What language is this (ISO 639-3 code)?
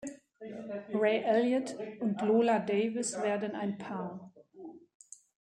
deu